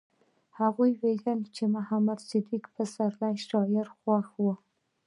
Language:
Pashto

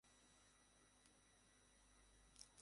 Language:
Bangla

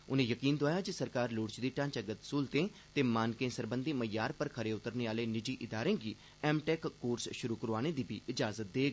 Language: Dogri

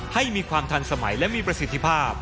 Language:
Thai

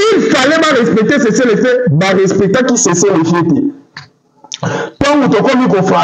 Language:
French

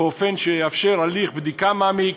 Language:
Hebrew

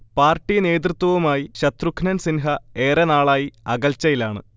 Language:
Malayalam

